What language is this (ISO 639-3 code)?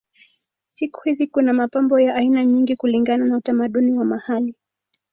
swa